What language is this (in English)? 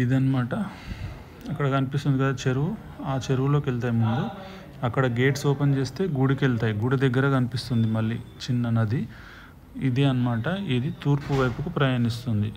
Telugu